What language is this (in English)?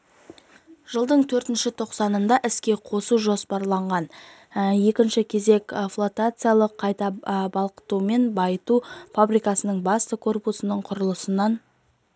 Kazakh